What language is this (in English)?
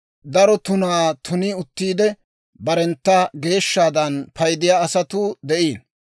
Dawro